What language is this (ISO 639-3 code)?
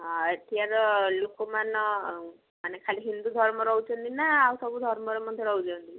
ori